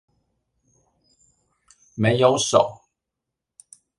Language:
Chinese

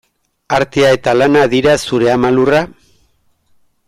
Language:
Basque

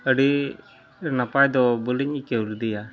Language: Santali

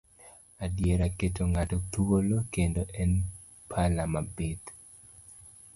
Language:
Luo (Kenya and Tanzania)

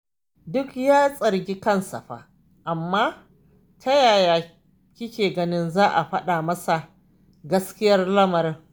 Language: Hausa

